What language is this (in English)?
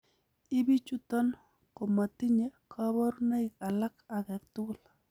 Kalenjin